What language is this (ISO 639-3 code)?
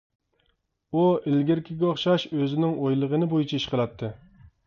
uig